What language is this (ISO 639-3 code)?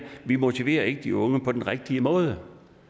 dan